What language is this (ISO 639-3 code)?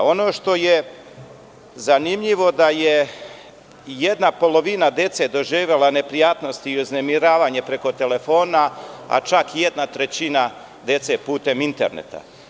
srp